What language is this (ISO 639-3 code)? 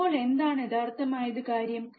mal